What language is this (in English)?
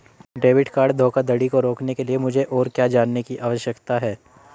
Hindi